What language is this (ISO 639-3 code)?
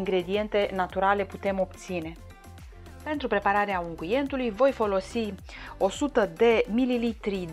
ron